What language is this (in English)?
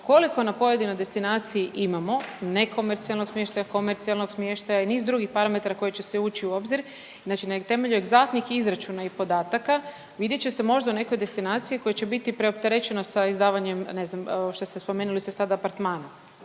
Croatian